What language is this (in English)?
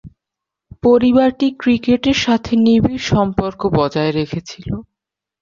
Bangla